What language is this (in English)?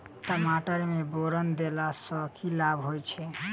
Maithili